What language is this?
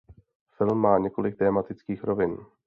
Czech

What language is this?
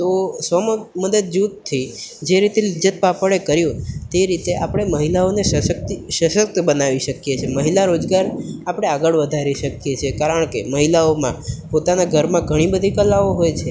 Gujarati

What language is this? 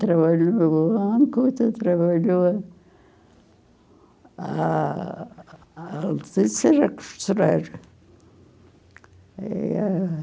Portuguese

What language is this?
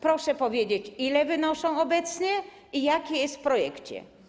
Polish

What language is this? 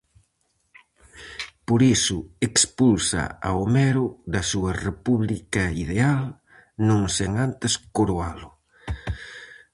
Galician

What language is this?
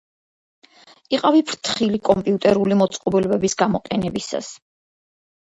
Georgian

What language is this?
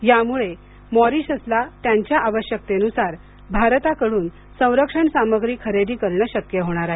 Marathi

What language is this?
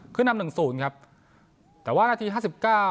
Thai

